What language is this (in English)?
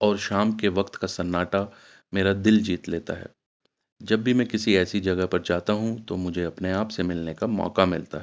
Urdu